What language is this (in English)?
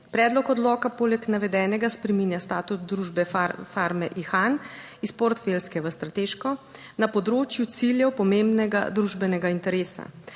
Slovenian